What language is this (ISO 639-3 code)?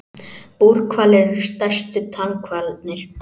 isl